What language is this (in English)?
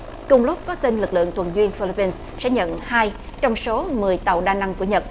Vietnamese